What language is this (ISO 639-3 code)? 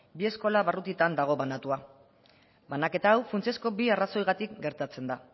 eus